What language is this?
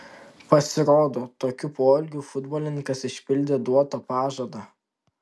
Lithuanian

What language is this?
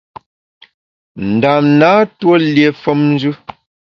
Bamun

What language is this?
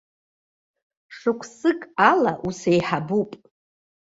Abkhazian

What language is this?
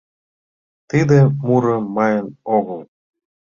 Mari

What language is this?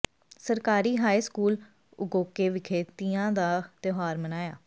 Punjabi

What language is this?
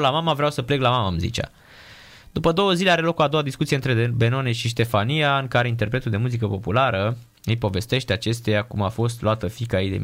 Romanian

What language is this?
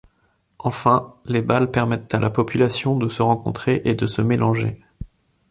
French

